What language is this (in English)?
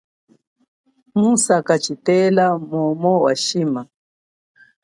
Chokwe